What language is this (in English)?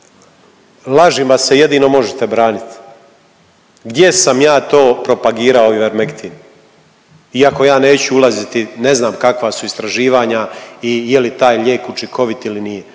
Croatian